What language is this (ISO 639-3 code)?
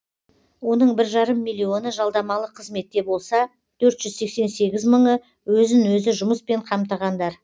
kaz